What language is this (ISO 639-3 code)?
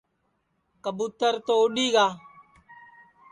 ssi